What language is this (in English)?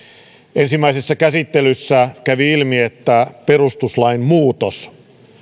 Finnish